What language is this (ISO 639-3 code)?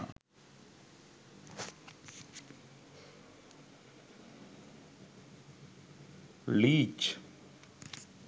sin